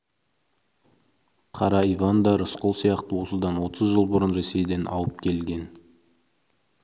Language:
Kazakh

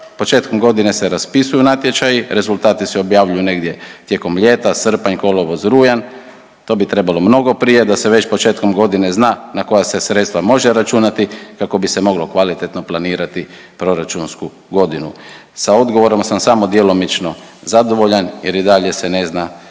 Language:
Croatian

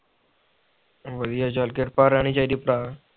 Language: Punjabi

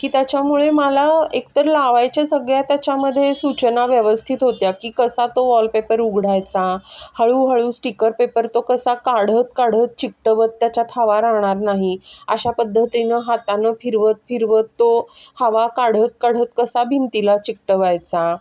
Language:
Marathi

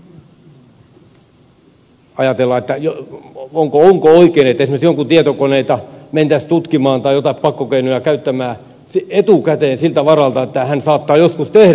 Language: Finnish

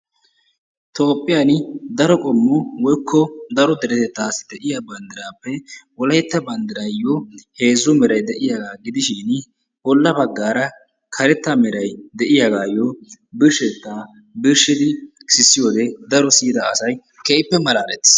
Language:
Wolaytta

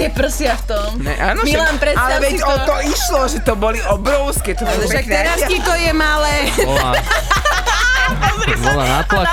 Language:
Slovak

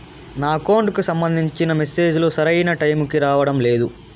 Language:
Telugu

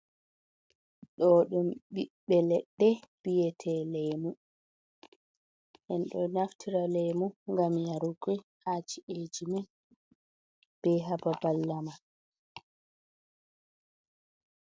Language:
Fula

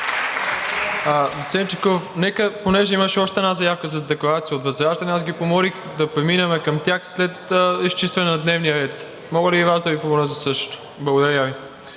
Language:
Bulgarian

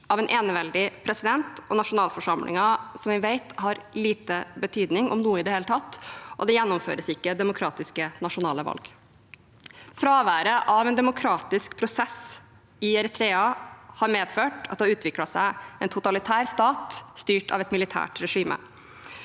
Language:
Norwegian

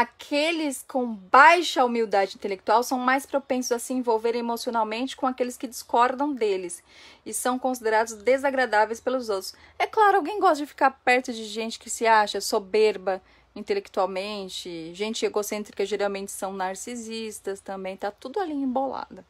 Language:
Portuguese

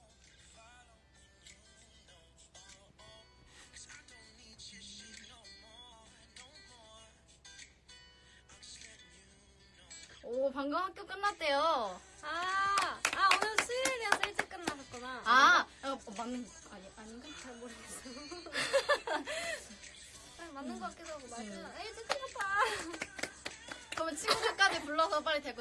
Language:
Korean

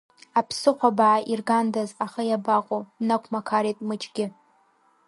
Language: Abkhazian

